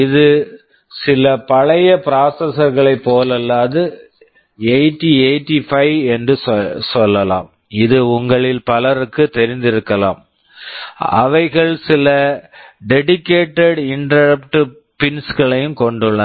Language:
Tamil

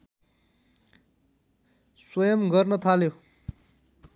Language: Nepali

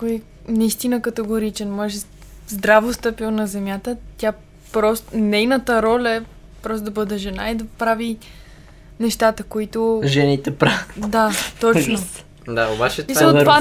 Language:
Bulgarian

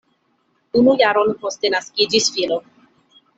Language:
Esperanto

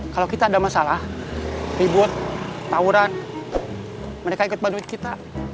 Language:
Indonesian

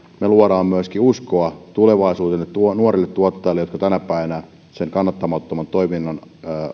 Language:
Finnish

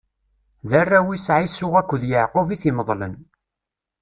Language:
Kabyle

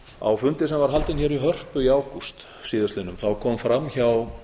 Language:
Icelandic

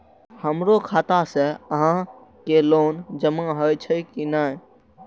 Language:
Maithili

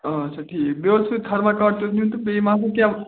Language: Kashmiri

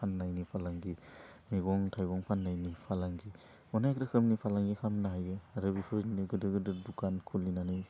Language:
Bodo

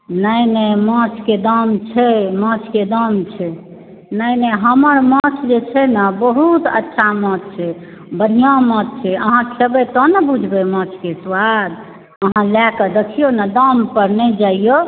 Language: Maithili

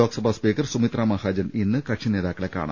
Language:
Malayalam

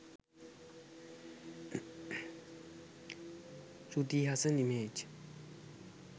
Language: Sinhala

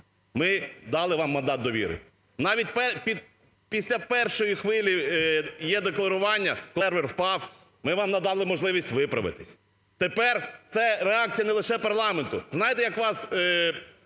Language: Ukrainian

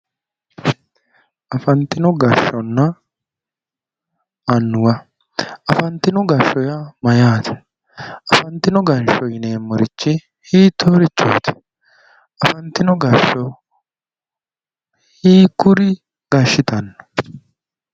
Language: Sidamo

